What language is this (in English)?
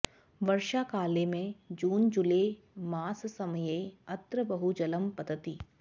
Sanskrit